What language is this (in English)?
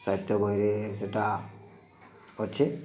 Odia